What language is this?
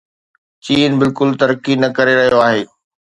Sindhi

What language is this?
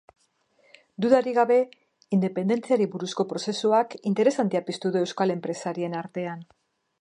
Basque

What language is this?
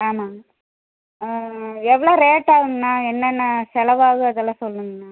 Tamil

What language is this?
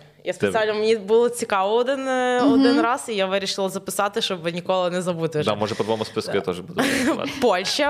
Ukrainian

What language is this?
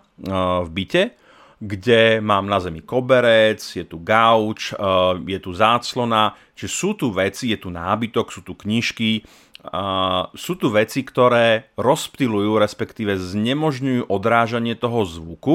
Slovak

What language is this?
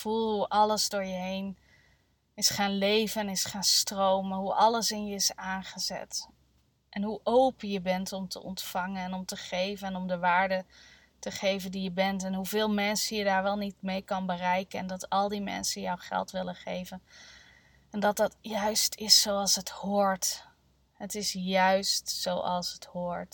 Dutch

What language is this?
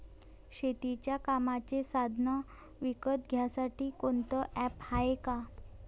Marathi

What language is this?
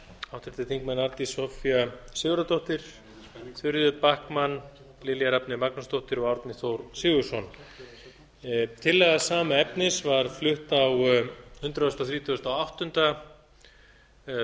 Icelandic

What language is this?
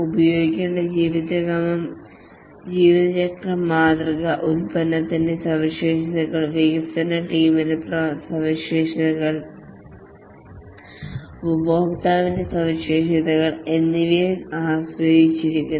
Malayalam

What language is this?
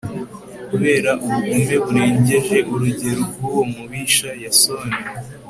Kinyarwanda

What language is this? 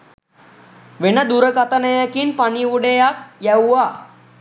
Sinhala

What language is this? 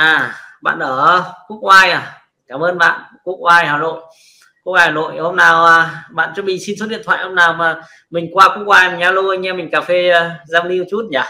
Vietnamese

